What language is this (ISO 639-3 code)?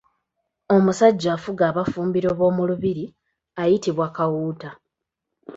lug